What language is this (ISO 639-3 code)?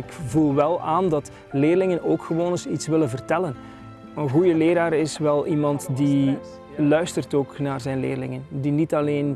nld